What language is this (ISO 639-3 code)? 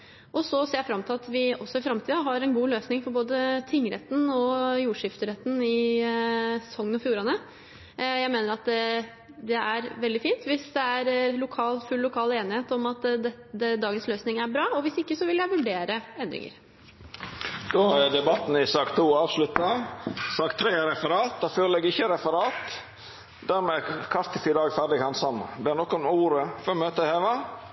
nor